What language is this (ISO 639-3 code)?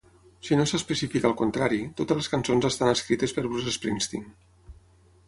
cat